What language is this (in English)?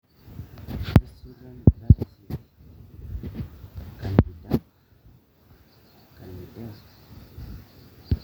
Masai